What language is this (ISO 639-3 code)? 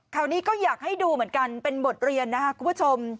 tha